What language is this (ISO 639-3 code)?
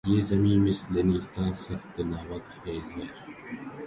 urd